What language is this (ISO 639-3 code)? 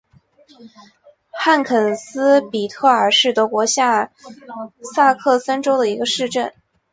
zho